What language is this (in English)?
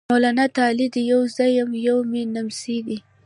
Pashto